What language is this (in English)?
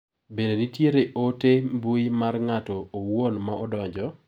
Luo (Kenya and Tanzania)